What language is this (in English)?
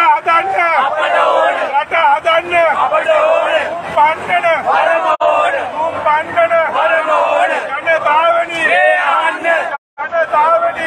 Arabic